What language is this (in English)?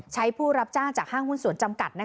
Thai